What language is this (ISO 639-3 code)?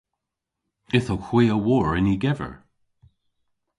cor